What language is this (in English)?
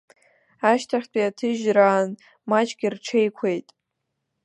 Abkhazian